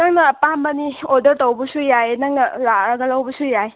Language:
Manipuri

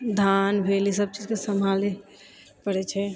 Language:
Maithili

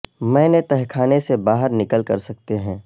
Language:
Urdu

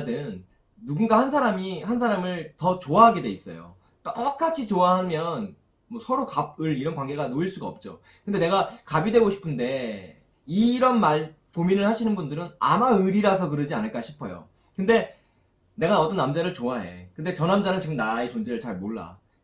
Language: Korean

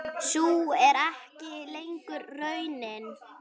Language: Icelandic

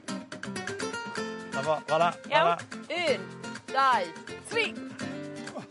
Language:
Welsh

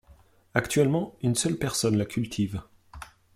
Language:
French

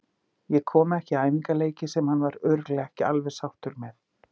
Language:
Icelandic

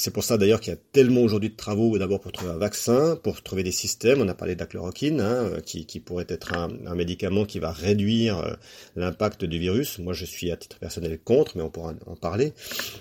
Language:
French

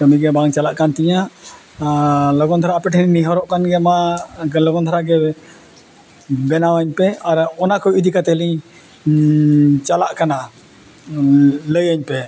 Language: Santali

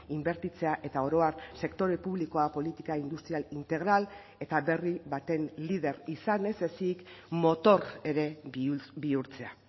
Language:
Basque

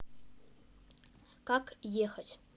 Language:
Russian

